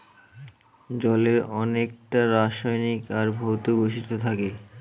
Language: Bangla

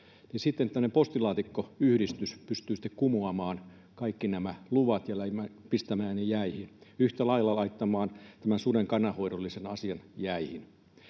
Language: Finnish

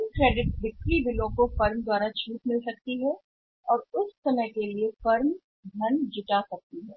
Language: Hindi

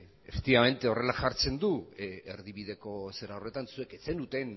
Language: Basque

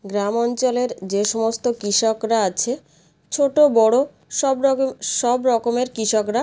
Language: Bangla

